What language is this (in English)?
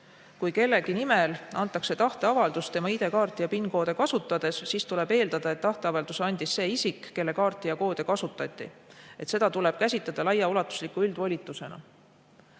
Estonian